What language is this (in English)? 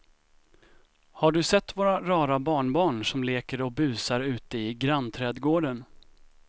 Swedish